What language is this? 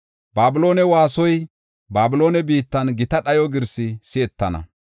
Gofa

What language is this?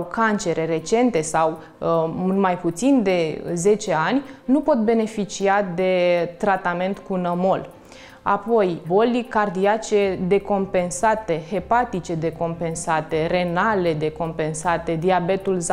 Romanian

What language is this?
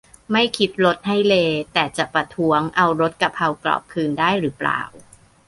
Thai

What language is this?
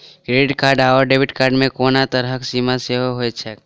Maithili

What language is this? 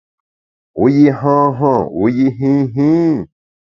Bamun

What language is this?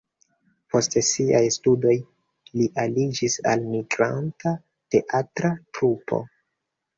Esperanto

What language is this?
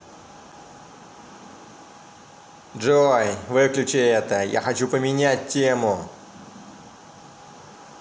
Russian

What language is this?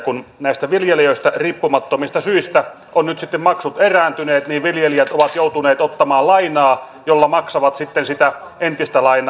Finnish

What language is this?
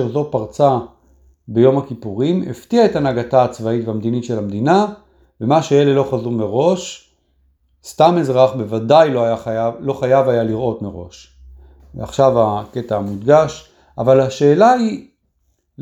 Hebrew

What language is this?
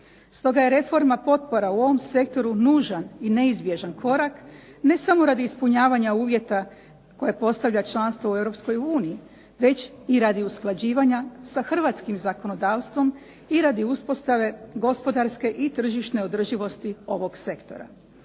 Croatian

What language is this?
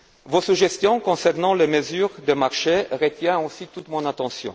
French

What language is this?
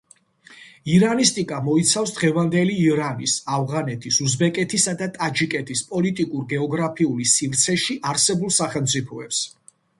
Georgian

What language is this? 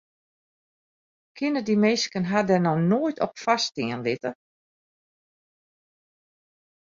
Western Frisian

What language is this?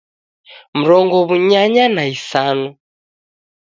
Taita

